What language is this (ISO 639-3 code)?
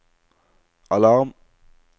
nor